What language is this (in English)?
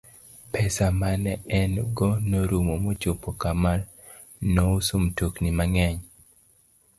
Luo (Kenya and Tanzania)